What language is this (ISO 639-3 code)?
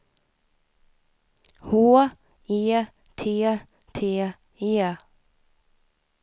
swe